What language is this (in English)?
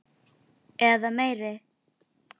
Icelandic